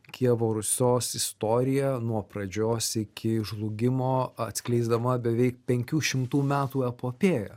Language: Lithuanian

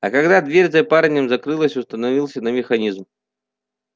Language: Russian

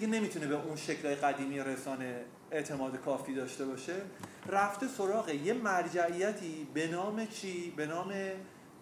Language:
Persian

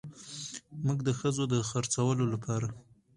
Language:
Pashto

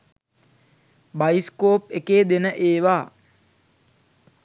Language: Sinhala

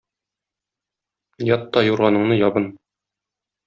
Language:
Tatar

